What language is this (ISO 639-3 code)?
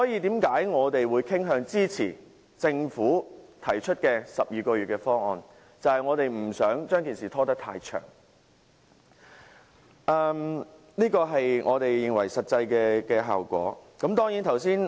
yue